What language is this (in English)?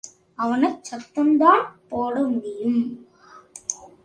Tamil